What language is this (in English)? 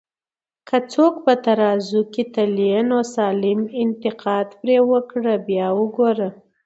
Pashto